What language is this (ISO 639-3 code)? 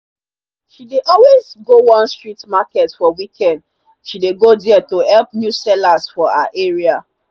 pcm